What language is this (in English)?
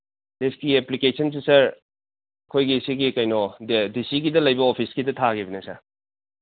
Manipuri